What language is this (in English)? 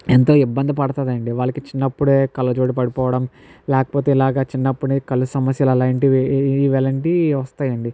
Telugu